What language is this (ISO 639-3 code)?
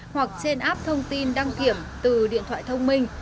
vie